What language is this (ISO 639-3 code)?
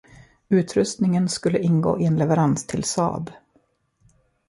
swe